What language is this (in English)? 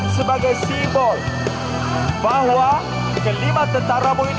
Indonesian